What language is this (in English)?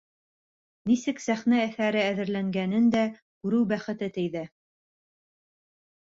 Bashkir